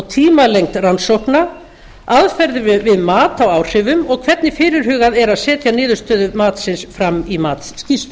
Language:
Icelandic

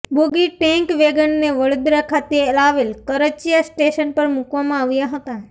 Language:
Gujarati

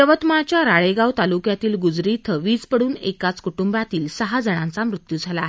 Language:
Marathi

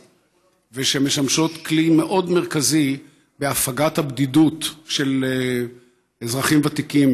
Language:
Hebrew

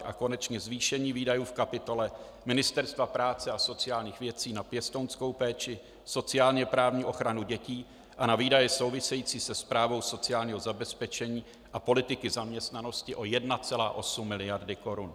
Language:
Czech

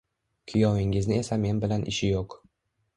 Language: Uzbek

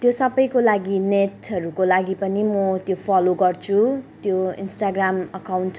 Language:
Nepali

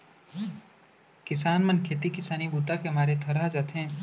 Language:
Chhattisgarhi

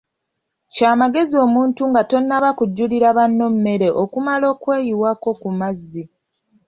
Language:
Ganda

